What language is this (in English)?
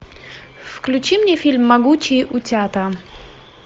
Russian